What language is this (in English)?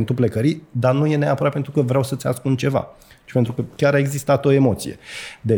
Romanian